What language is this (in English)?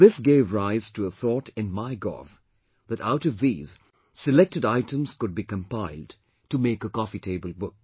English